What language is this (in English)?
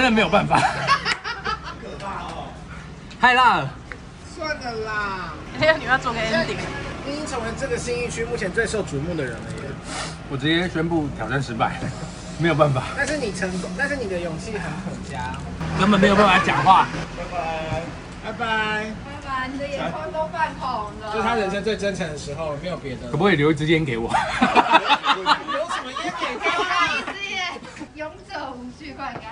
Chinese